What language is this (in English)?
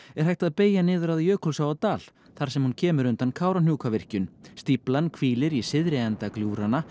Icelandic